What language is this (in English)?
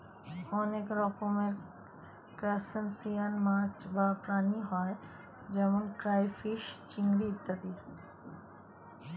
Bangla